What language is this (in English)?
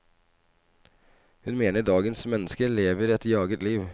Norwegian